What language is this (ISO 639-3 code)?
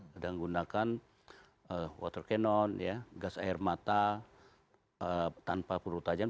ind